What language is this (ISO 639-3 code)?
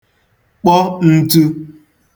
ibo